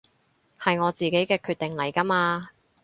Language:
Cantonese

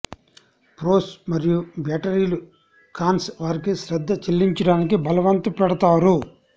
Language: Telugu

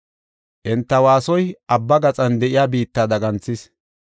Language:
Gofa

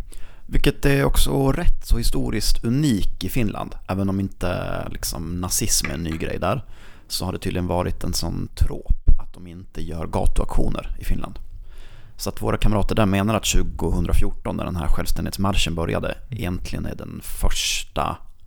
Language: Swedish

